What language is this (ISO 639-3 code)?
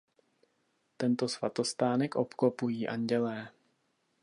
ces